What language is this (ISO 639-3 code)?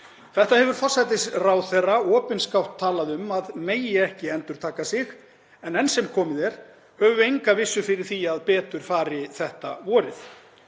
isl